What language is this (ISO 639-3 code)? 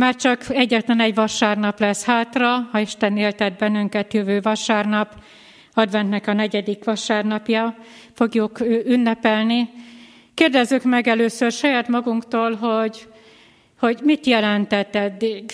hun